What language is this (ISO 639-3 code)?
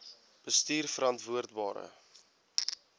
afr